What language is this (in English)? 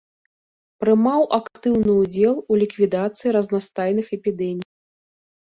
Belarusian